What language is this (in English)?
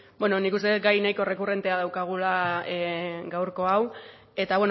Basque